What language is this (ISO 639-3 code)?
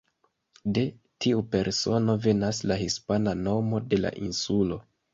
epo